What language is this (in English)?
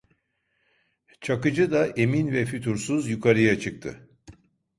Turkish